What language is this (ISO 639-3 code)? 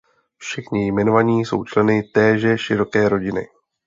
ces